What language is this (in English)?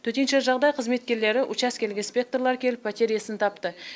Kazakh